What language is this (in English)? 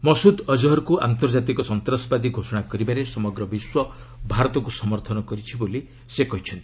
Odia